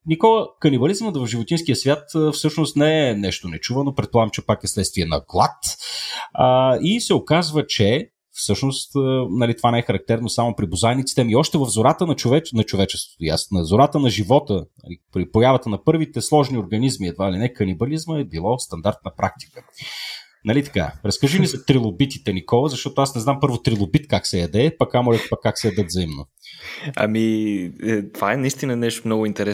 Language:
Bulgarian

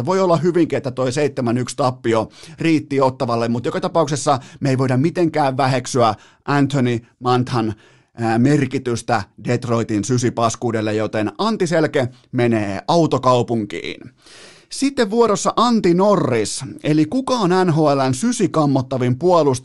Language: Finnish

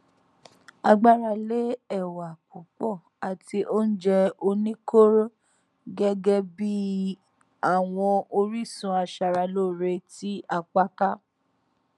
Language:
Yoruba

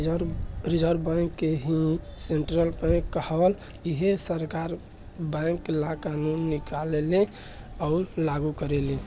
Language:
Bhojpuri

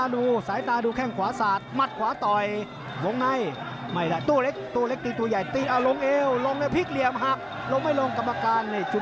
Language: Thai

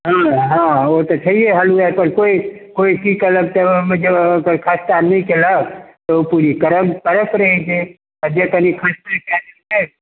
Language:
Maithili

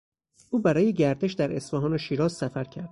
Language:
Persian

